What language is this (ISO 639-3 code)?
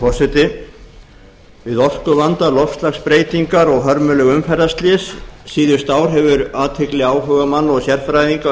isl